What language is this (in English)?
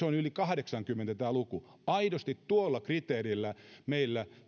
Finnish